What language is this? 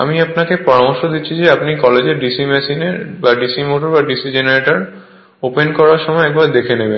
Bangla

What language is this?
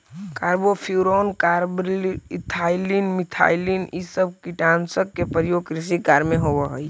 Magahi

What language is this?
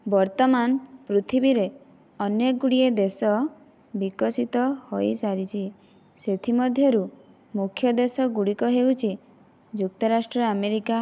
Odia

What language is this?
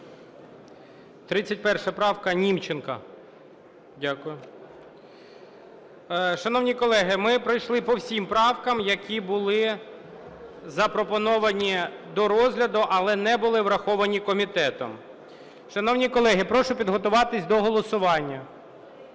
Ukrainian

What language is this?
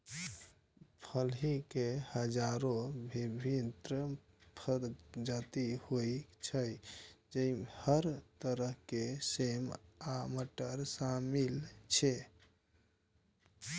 Maithili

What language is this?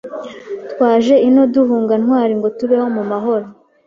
Kinyarwanda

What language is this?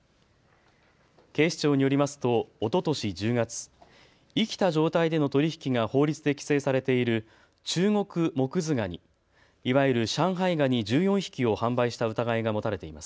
Japanese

